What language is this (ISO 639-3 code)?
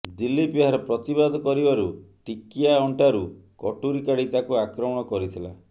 ori